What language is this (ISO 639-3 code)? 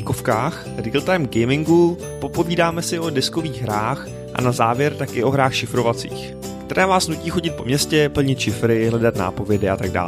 ces